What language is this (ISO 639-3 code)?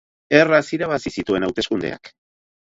eus